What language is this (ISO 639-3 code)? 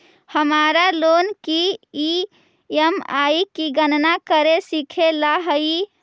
mag